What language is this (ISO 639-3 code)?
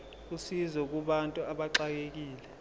zul